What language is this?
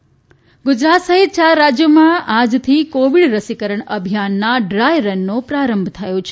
Gujarati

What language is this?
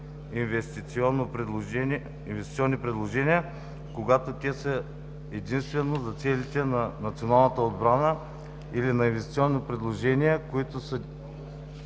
Bulgarian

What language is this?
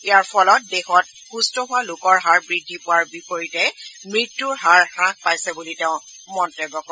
Assamese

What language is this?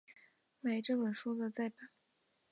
Chinese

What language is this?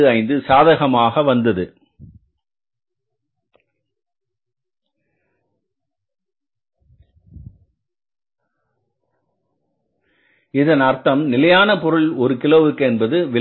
Tamil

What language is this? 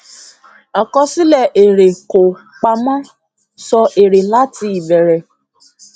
Yoruba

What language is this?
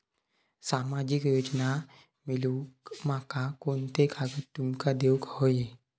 Marathi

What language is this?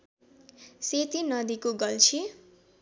Nepali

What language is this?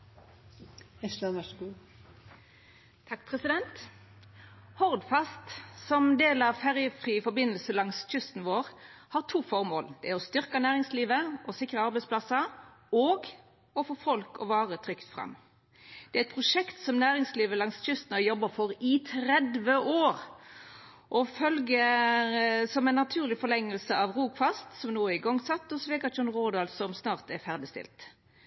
Norwegian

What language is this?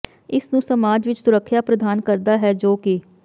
Punjabi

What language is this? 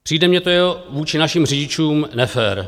Czech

